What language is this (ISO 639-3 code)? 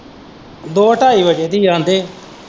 pan